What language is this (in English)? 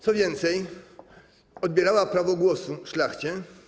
Polish